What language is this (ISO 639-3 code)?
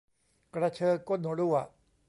tha